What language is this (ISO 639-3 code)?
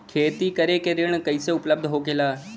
bho